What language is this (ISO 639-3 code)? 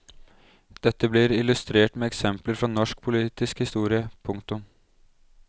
nor